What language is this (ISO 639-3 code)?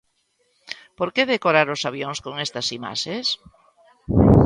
glg